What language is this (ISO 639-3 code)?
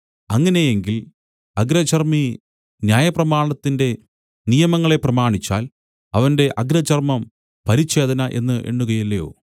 mal